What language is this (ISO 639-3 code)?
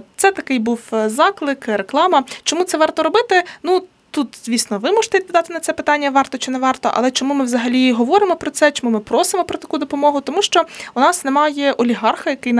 ukr